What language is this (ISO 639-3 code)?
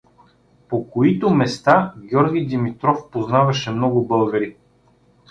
bul